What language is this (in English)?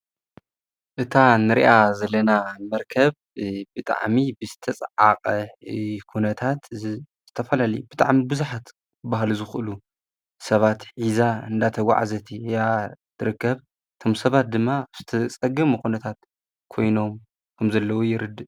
Tigrinya